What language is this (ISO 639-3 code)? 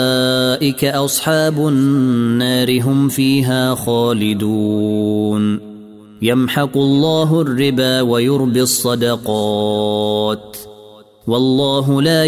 ara